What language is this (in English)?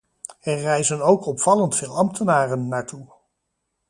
Dutch